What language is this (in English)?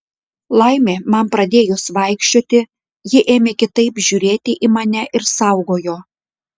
Lithuanian